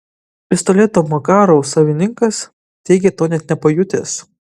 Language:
Lithuanian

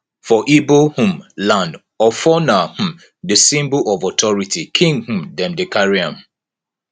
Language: Nigerian Pidgin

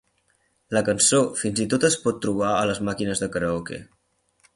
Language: Catalan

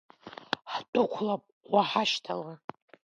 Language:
Abkhazian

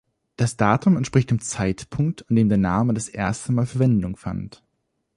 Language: German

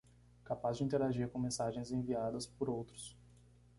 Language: Portuguese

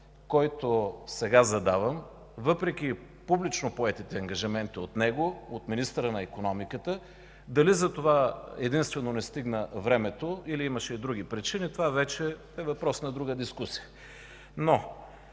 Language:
Bulgarian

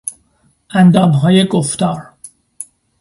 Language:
Persian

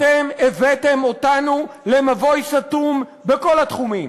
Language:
Hebrew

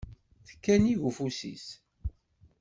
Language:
Kabyle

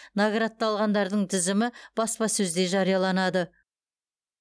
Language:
Kazakh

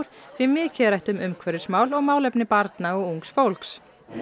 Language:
Icelandic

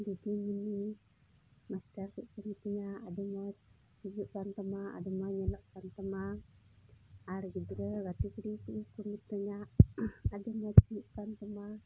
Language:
Santali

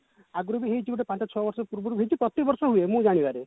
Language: Odia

